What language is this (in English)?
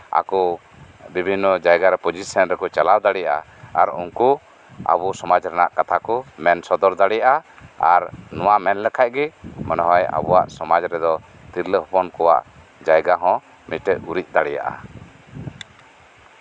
Santali